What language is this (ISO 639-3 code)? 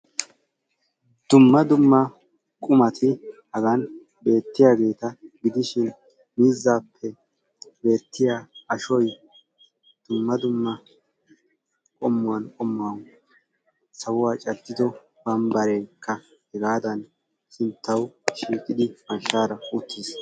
wal